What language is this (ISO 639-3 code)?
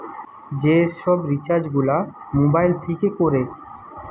ben